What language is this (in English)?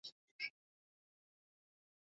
Swahili